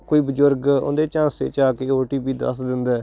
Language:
Punjabi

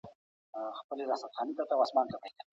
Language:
Pashto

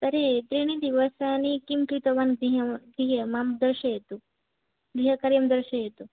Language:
Sanskrit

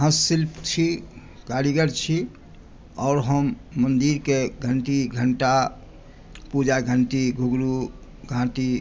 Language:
Maithili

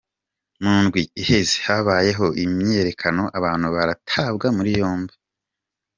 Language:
Kinyarwanda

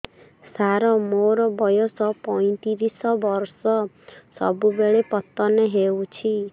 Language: Odia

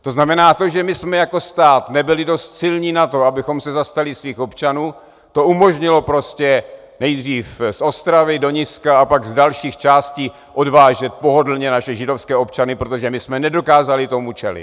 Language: Czech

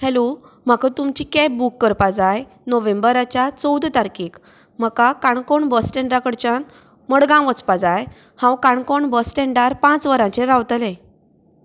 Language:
Konkani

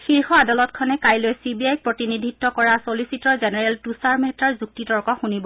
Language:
Assamese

